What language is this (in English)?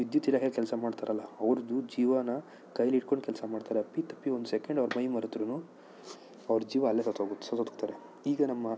Kannada